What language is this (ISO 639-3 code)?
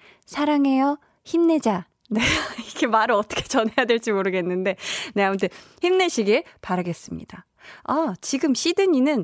kor